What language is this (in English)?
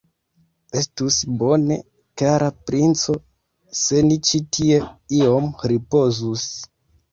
Esperanto